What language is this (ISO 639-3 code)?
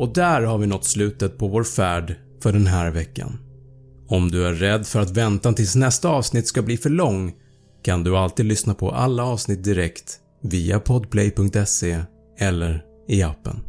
swe